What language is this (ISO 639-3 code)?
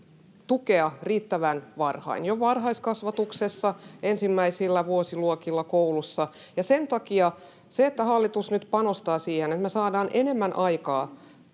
fin